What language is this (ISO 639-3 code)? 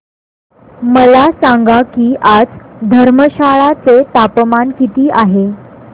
mar